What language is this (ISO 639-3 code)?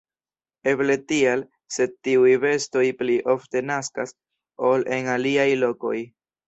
epo